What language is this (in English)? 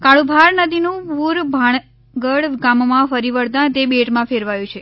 Gujarati